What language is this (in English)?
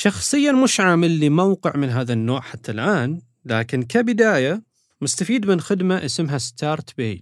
Arabic